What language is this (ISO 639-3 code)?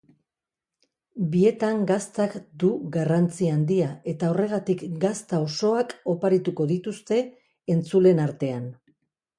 eus